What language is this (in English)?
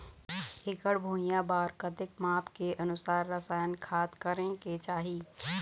Chhattisgarhi